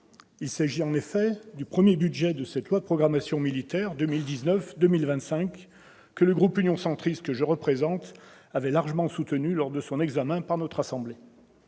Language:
French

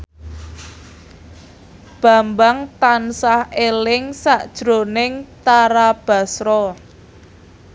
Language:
Javanese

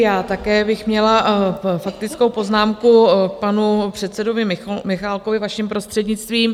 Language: Czech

